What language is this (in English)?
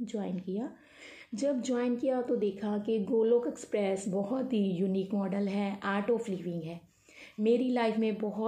Hindi